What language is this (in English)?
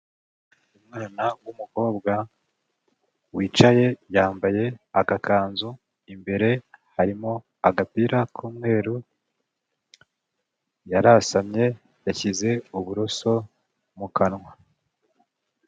Kinyarwanda